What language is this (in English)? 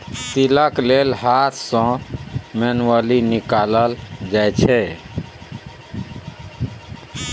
Maithili